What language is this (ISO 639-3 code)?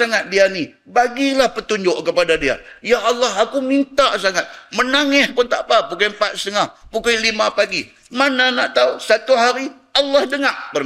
msa